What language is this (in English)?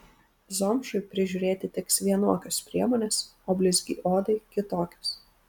Lithuanian